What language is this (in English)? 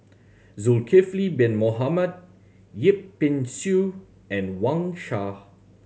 English